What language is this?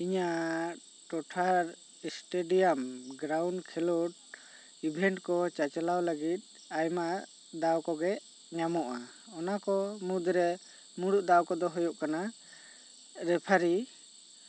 Santali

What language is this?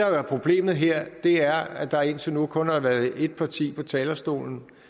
Danish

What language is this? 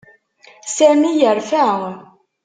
Kabyle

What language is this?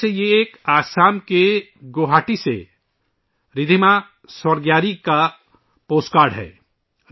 Urdu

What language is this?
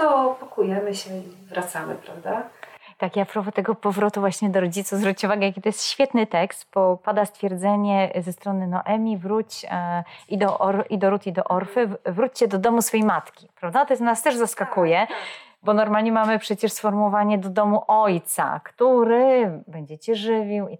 Polish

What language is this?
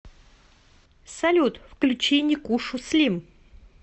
Russian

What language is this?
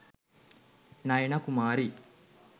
Sinhala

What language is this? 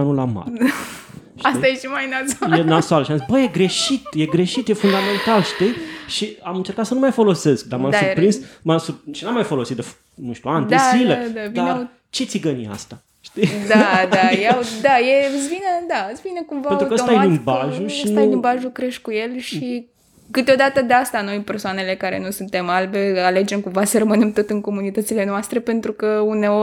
Romanian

